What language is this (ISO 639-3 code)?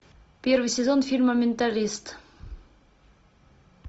rus